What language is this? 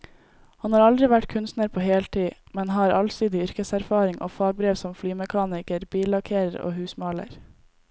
Norwegian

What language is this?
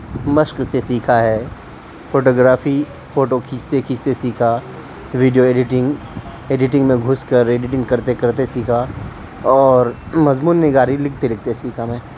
Urdu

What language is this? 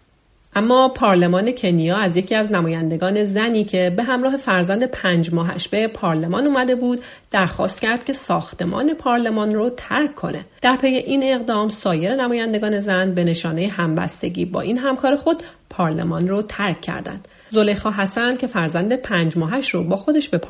Persian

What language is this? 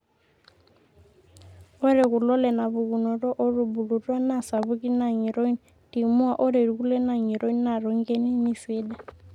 Masai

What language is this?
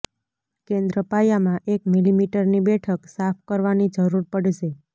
Gujarati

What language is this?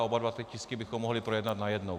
Czech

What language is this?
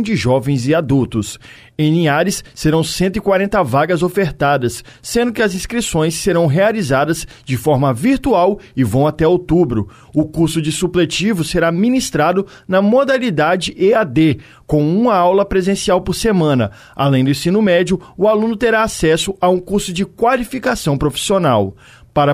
Portuguese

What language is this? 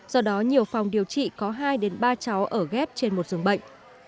Vietnamese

